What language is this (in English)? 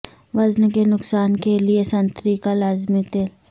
Urdu